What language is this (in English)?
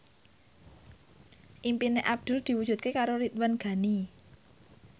Javanese